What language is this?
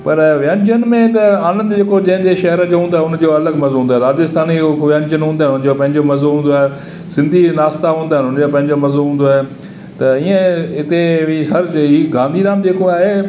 Sindhi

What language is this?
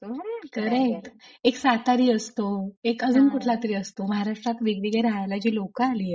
Marathi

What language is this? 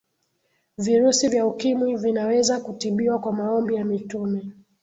Swahili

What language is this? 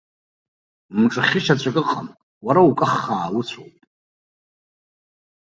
Abkhazian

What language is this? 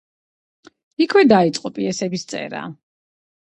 Georgian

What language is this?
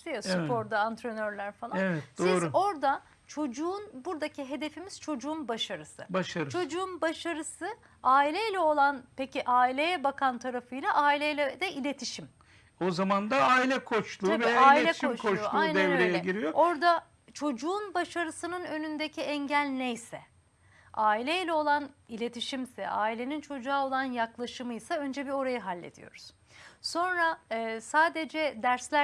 Turkish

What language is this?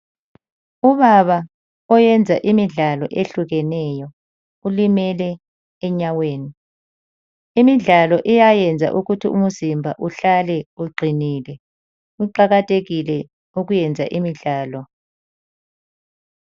North Ndebele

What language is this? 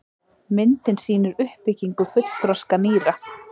Icelandic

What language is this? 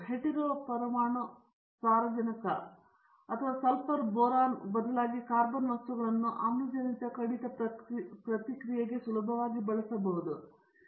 Kannada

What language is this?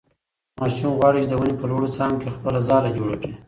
Pashto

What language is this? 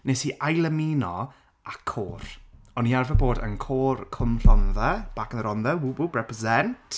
Welsh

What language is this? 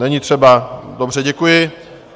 Czech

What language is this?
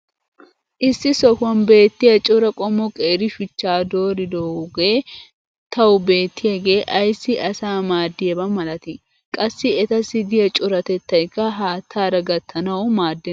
Wolaytta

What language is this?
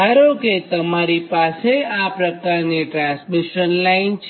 Gujarati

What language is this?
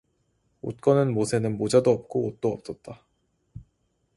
Korean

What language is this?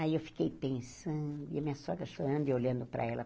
Portuguese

